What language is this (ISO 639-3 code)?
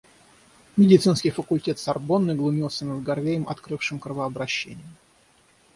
rus